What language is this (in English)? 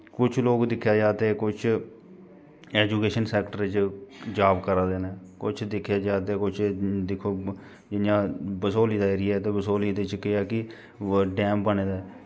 Dogri